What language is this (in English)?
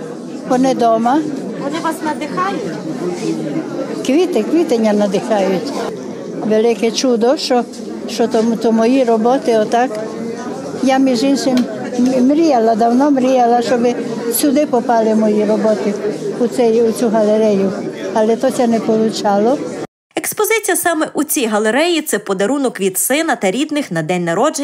Ukrainian